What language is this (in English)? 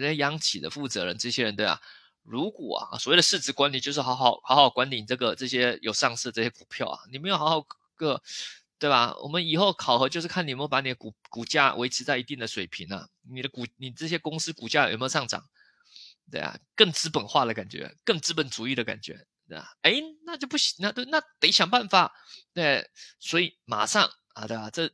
Chinese